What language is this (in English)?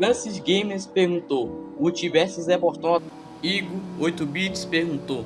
Portuguese